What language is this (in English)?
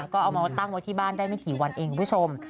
Thai